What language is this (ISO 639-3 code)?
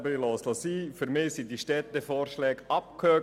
gsw